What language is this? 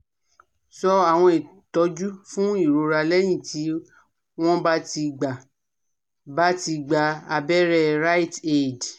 Yoruba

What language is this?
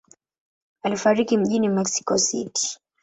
Swahili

